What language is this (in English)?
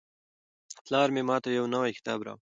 Pashto